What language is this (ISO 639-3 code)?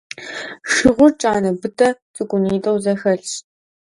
kbd